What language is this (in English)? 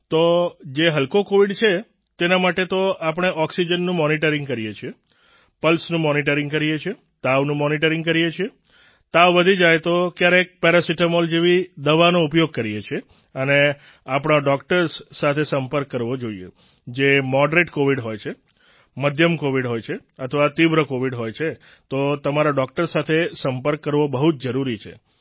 Gujarati